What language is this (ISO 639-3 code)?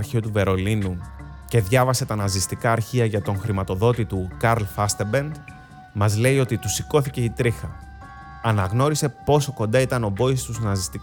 ell